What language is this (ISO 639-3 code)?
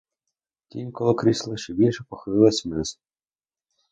ukr